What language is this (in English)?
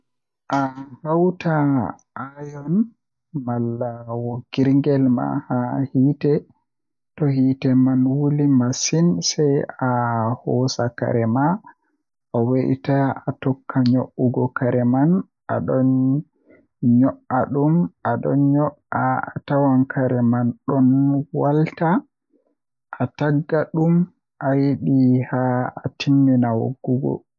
Western Niger Fulfulde